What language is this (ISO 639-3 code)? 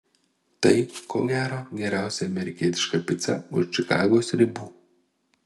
lit